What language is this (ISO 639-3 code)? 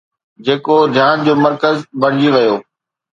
snd